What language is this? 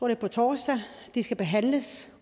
Danish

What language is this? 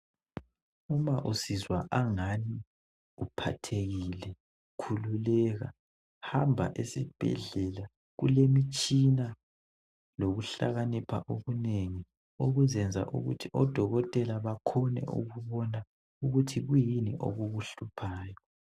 North Ndebele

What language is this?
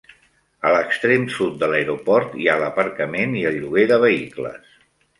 Catalan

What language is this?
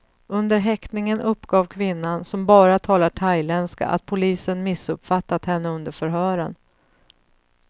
Swedish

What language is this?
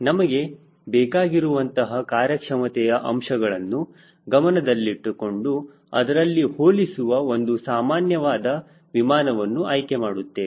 Kannada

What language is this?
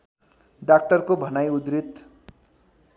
Nepali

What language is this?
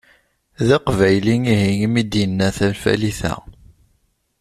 Kabyle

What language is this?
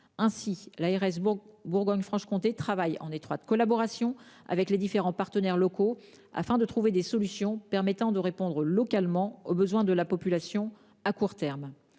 French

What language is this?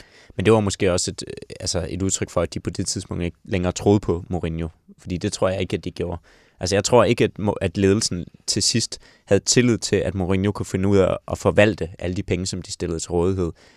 Danish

